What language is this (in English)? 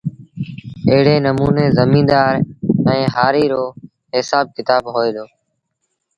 Sindhi Bhil